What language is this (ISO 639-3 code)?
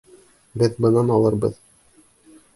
bak